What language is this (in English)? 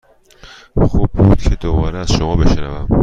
Persian